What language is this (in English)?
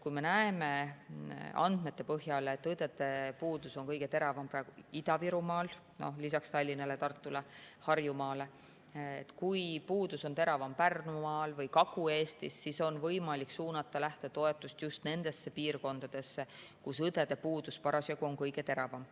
Estonian